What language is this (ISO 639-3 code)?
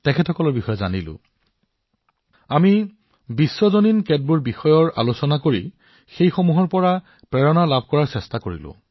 asm